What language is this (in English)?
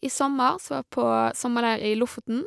Norwegian